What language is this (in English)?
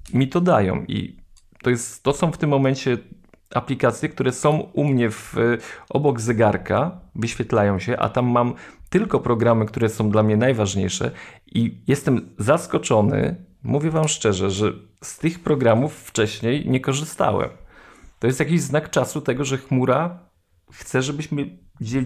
Polish